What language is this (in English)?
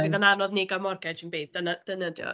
Welsh